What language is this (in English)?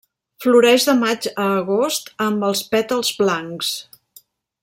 Catalan